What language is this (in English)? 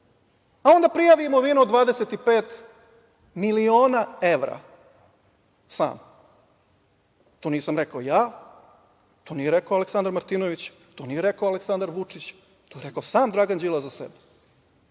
Serbian